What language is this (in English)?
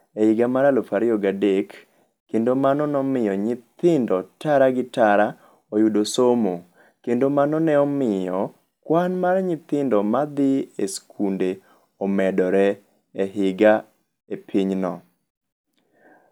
Luo (Kenya and Tanzania)